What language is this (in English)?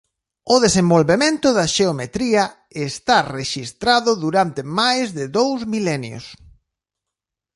Galician